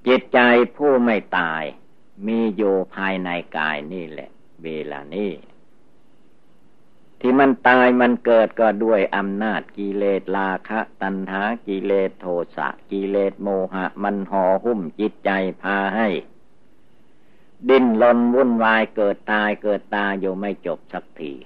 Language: Thai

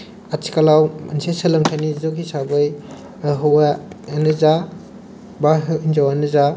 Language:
Bodo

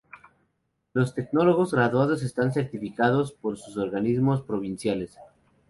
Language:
Spanish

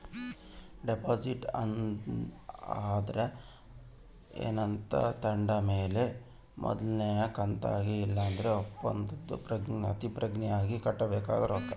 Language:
Kannada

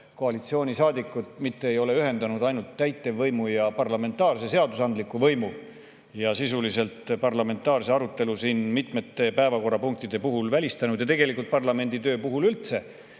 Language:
Estonian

